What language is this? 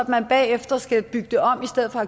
Danish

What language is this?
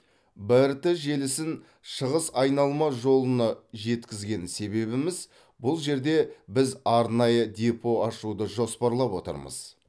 Kazakh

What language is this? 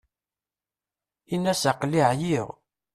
Kabyle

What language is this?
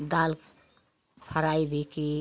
Hindi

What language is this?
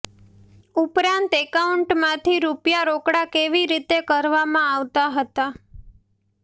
Gujarati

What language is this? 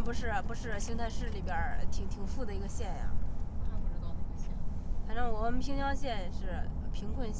Chinese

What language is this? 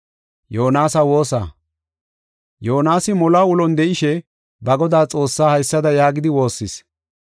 Gofa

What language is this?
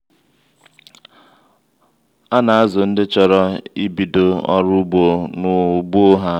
Igbo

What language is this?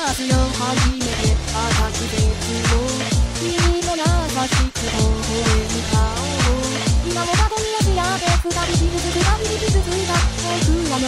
Japanese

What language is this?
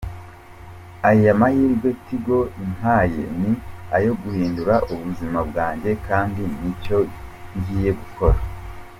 Kinyarwanda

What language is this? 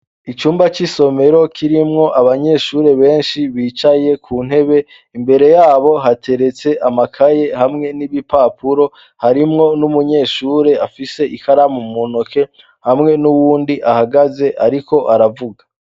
Rundi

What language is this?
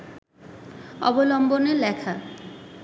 Bangla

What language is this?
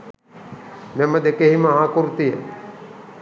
Sinhala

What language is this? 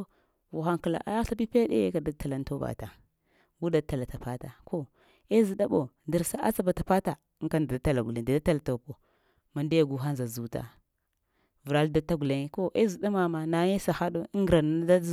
Lamang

